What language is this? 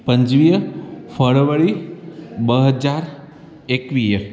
Sindhi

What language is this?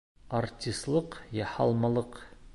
Bashkir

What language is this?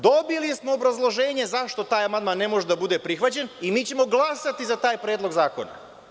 Serbian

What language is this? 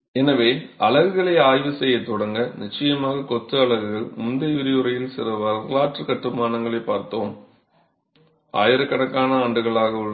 Tamil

